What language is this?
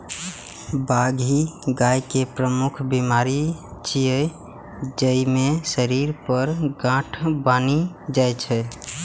Maithili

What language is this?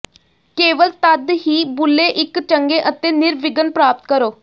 Punjabi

